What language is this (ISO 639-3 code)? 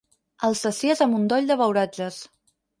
cat